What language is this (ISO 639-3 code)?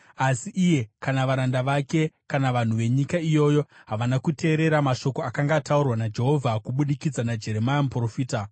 sna